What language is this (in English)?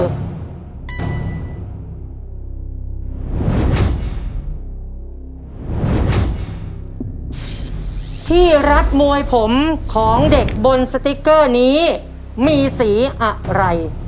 Thai